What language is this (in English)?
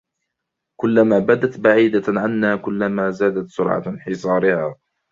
Arabic